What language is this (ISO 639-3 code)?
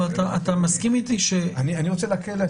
heb